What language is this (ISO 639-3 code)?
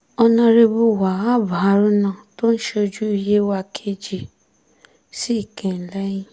yor